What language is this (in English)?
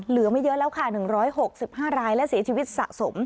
Thai